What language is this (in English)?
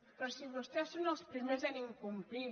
Catalan